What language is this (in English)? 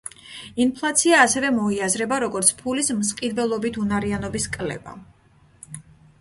Georgian